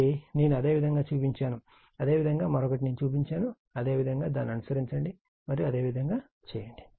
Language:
Telugu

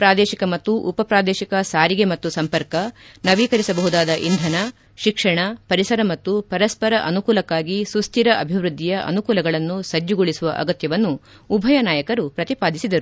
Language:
Kannada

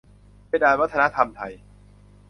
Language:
Thai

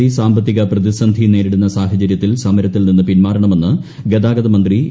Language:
Malayalam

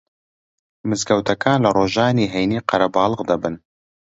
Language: Central Kurdish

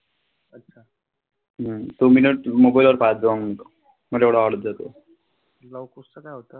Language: Marathi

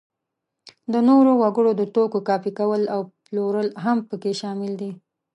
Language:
Pashto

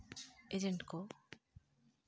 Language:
Santali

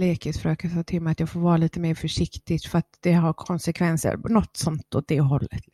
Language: Swedish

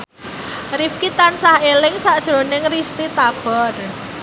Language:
Javanese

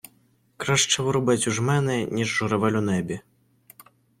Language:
Ukrainian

